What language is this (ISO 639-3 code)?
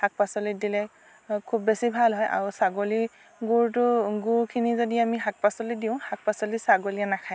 asm